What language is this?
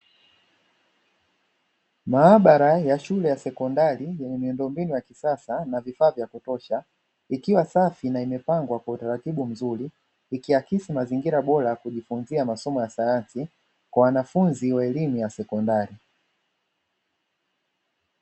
Swahili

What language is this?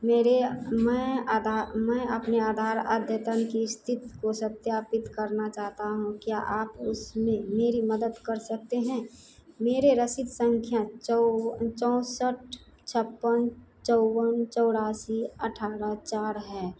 Hindi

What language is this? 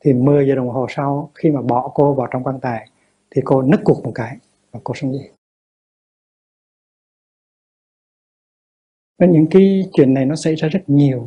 Vietnamese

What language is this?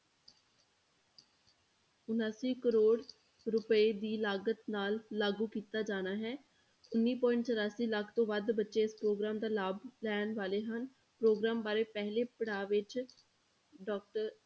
Punjabi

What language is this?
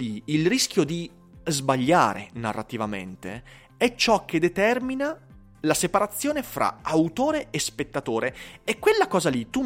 Italian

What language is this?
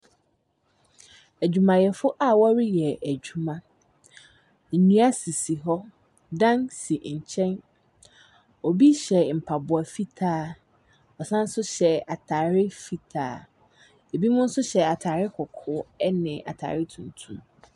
Akan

